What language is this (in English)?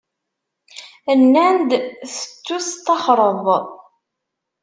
Kabyle